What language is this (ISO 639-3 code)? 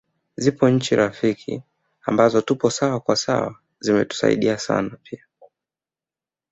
swa